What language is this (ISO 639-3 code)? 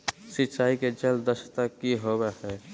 mag